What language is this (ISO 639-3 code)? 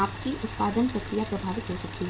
hin